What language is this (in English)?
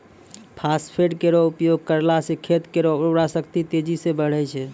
Maithili